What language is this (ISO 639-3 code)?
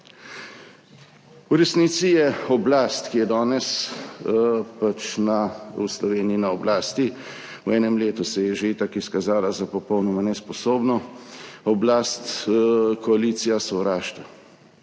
slv